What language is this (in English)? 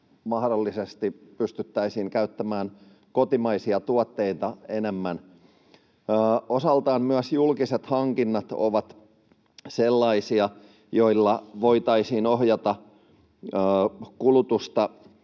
Finnish